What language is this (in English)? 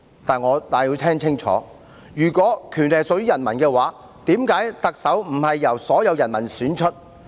Cantonese